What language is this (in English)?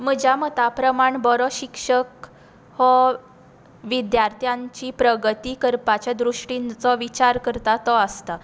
Konkani